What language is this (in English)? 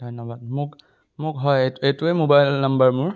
Assamese